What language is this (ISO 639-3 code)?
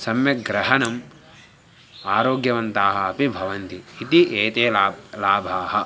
san